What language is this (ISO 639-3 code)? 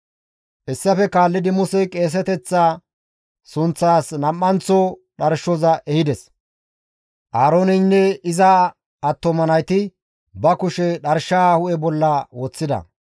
gmv